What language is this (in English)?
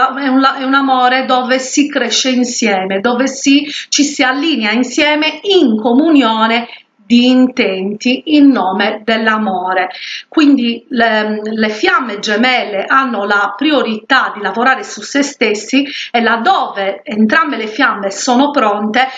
Italian